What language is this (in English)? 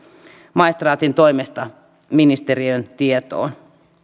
Finnish